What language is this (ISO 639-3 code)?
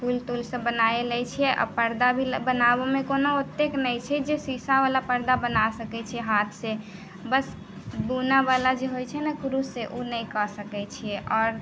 mai